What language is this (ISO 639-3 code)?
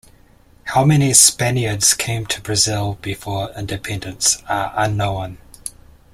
eng